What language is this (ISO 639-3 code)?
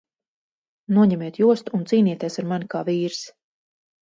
lav